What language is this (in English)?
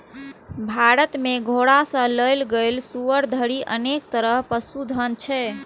Maithili